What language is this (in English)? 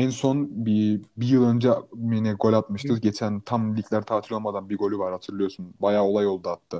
Turkish